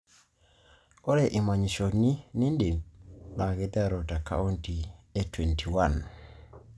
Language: Masai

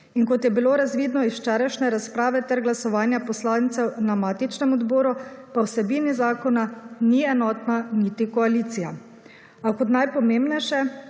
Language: Slovenian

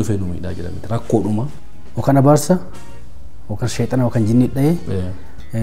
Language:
Arabic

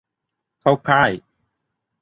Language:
Thai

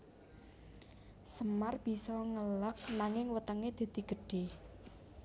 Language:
Javanese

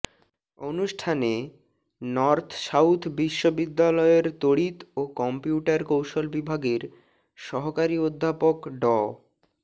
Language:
Bangla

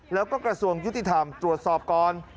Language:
Thai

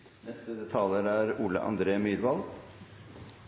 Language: Norwegian Nynorsk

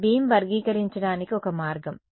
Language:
Telugu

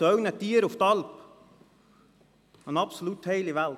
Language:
Swiss German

